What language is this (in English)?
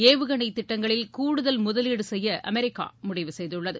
Tamil